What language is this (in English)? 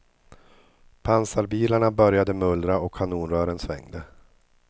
Swedish